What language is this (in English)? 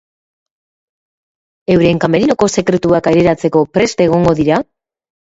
Basque